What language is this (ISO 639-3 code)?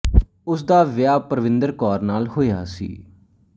pan